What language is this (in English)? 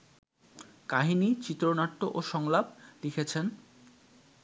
Bangla